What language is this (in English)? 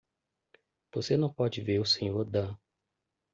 Portuguese